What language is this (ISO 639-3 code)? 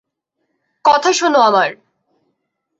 ben